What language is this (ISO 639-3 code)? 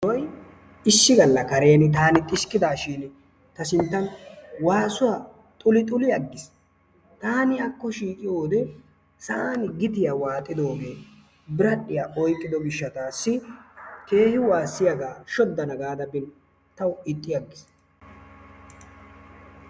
wal